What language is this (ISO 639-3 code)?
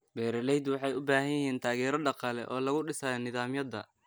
som